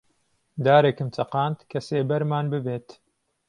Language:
Central Kurdish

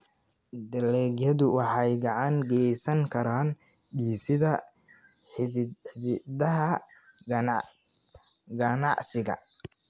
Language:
Somali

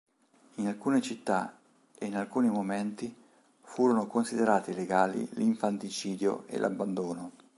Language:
Italian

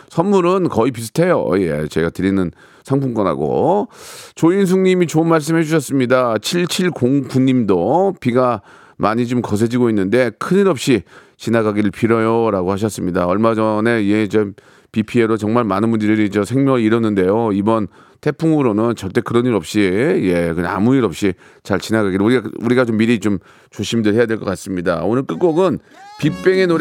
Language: Korean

